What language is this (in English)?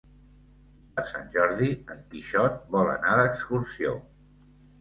Catalan